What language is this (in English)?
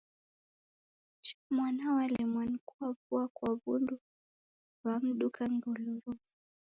Taita